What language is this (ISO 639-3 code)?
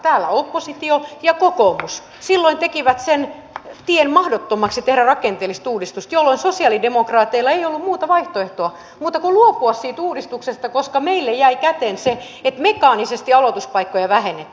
fin